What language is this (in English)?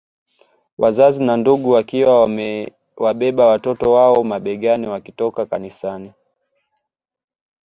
Swahili